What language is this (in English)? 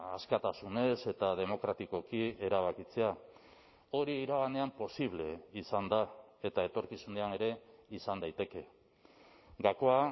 Basque